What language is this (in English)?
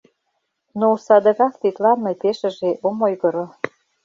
Mari